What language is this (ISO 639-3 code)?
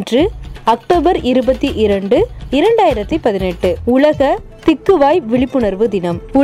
tam